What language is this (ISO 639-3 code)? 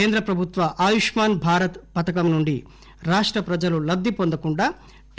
tel